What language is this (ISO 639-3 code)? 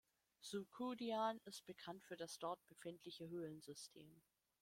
deu